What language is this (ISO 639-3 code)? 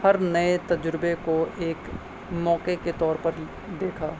urd